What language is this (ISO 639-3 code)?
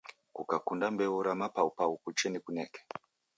dav